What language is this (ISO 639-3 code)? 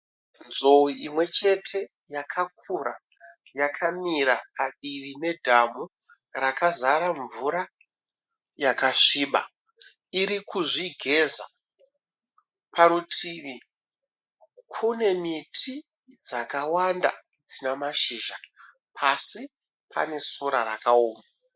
sna